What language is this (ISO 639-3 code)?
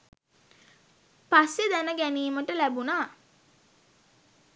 sin